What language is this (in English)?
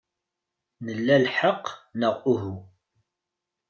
Kabyle